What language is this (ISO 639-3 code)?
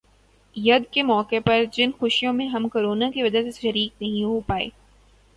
urd